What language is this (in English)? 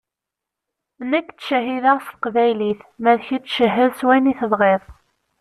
Kabyle